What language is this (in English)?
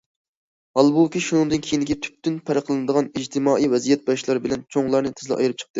Uyghur